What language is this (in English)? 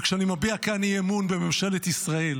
Hebrew